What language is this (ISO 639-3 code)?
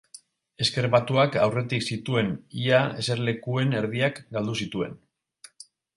eus